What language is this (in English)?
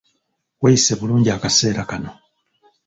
Ganda